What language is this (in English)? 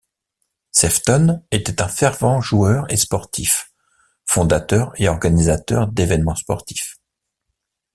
French